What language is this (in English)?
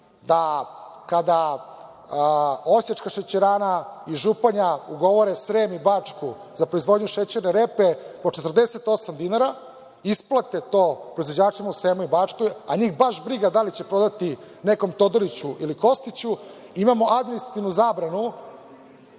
Serbian